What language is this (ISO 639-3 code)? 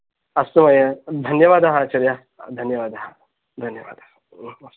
san